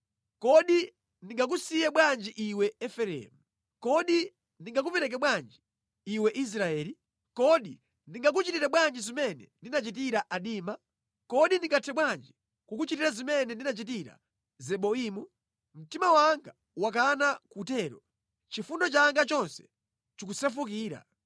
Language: Nyanja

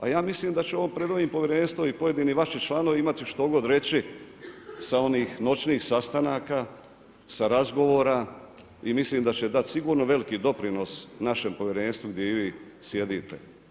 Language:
Croatian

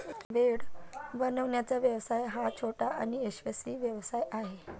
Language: Marathi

